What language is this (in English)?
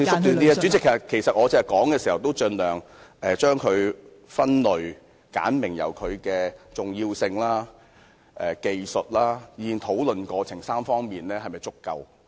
Cantonese